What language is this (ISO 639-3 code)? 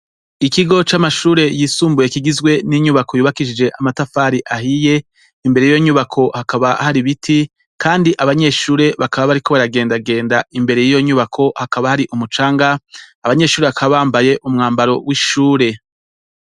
run